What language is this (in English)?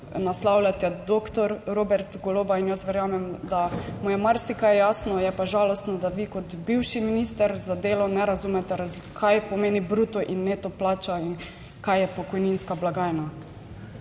Slovenian